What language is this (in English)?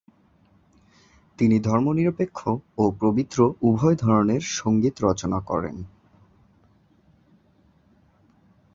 Bangla